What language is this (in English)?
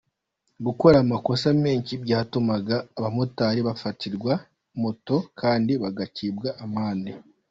Kinyarwanda